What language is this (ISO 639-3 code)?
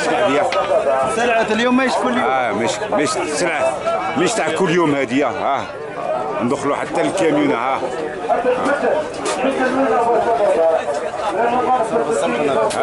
ara